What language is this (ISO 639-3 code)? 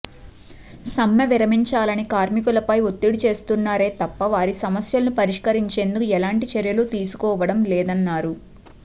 tel